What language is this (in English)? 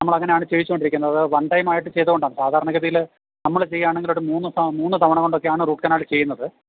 Malayalam